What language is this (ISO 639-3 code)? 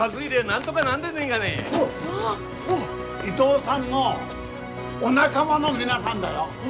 jpn